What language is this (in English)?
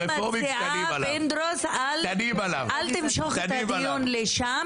Hebrew